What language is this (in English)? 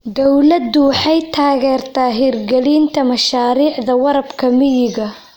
Somali